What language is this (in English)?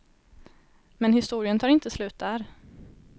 Swedish